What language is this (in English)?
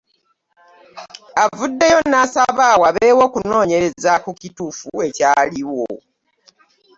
Ganda